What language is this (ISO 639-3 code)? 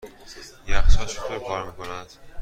fas